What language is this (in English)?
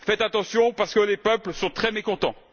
French